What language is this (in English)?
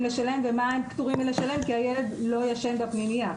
Hebrew